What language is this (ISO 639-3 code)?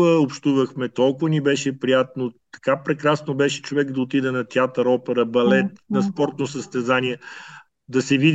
bul